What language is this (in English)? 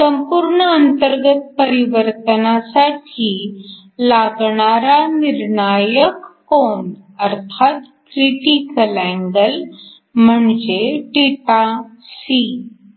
Marathi